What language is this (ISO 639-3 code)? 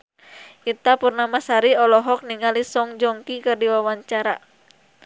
sun